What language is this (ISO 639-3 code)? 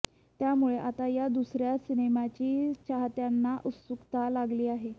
mar